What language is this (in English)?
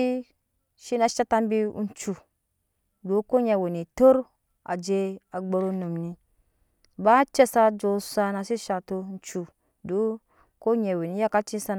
Nyankpa